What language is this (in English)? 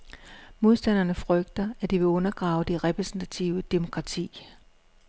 Danish